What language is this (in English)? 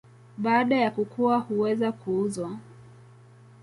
Swahili